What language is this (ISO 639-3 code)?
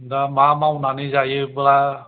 brx